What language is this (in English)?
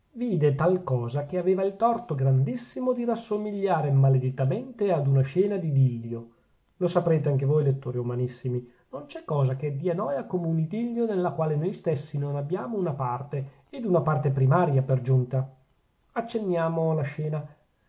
Italian